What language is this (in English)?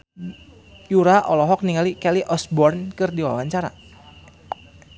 Sundanese